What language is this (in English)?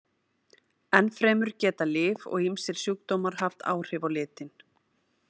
Icelandic